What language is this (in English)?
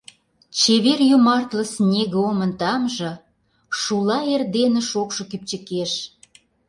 Mari